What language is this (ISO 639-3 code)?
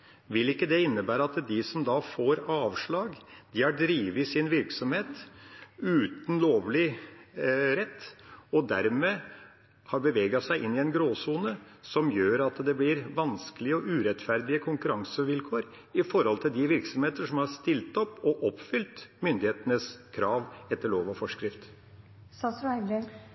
nob